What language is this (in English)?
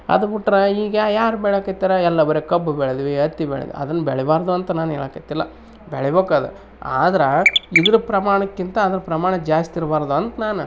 Kannada